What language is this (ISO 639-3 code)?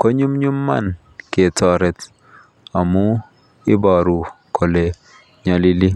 kln